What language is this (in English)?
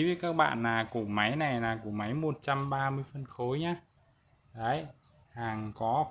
Vietnamese